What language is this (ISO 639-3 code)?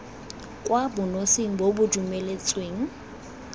tsn